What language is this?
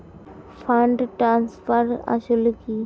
Bangla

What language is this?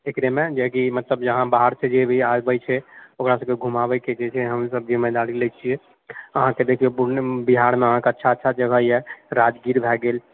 Maithili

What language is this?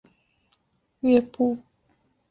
Chinese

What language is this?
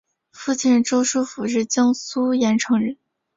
Chinese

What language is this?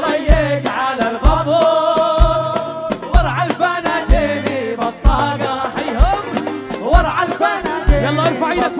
Arabic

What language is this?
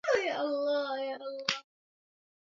Swahili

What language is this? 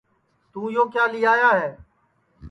Sansi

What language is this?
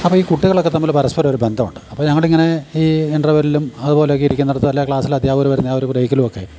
Malayalam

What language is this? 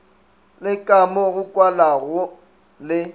Northern Sotho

